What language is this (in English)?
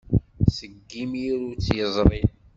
Kabyle